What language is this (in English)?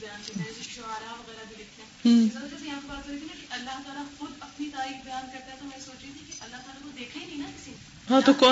Urdu